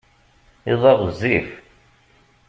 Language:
Kabyle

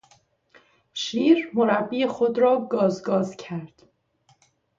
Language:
Persian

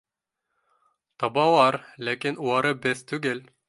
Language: Bashkir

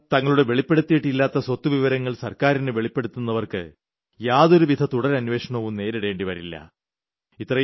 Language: Malayalam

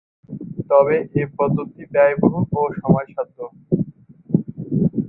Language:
Bangla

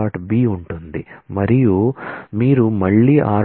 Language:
Telugu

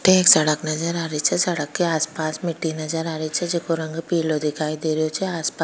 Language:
Rajasthani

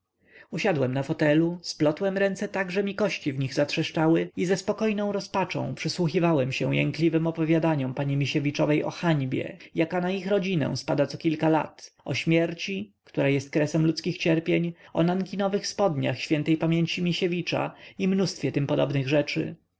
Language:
Polish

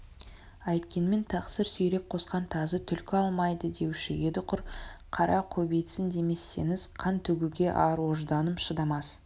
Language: Kazakh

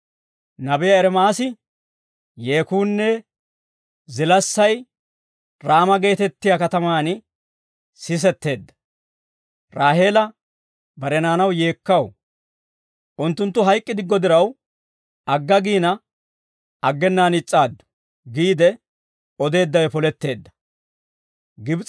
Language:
Dawro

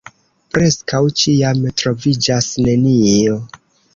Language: Esperanto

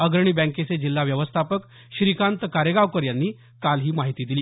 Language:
Marathi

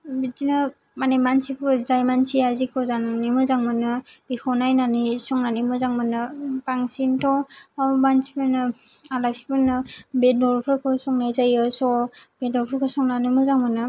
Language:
Bodo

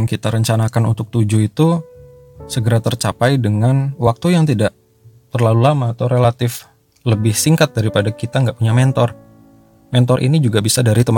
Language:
Indonesian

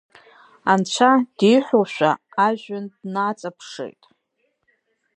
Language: Abkhazian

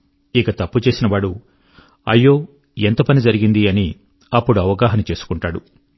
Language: Telugu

